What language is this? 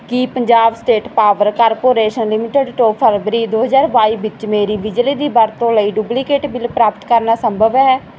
Punjabi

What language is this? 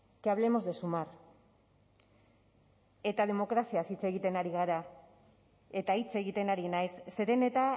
Basque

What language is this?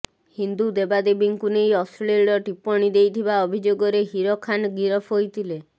Odia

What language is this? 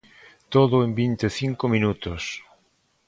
Galician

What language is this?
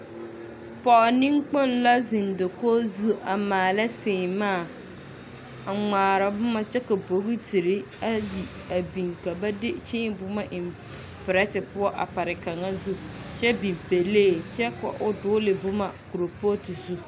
Southern Dagaare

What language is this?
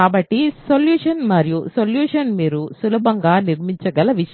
Telugu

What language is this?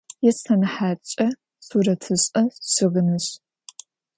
Adyghe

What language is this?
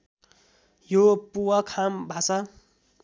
Nepali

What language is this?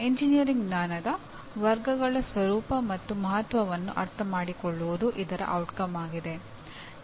Kannada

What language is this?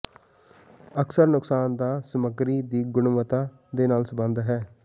Punjabi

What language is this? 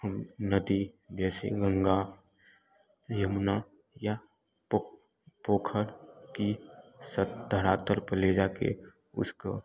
Hindi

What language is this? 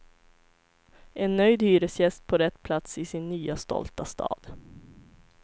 Swedish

